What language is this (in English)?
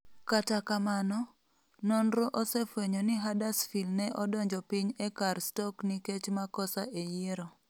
Luo (Kenya and Tanzania)